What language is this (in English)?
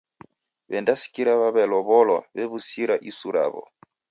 Taita